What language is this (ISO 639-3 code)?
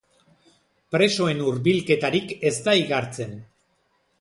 eus